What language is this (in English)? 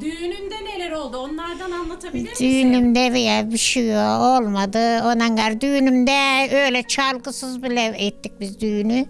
Turkish